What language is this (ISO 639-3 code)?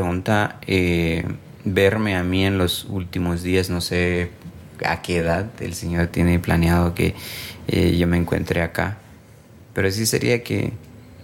spa